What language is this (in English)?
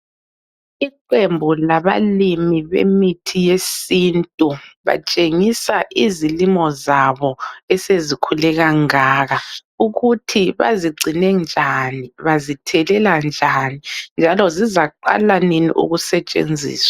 North Ndebele